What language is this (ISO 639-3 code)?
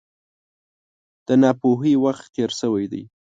pus